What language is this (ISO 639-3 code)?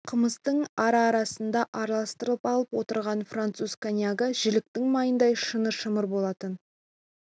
kaz